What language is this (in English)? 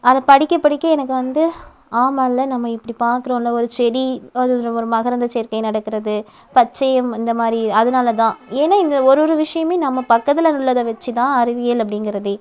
Tamil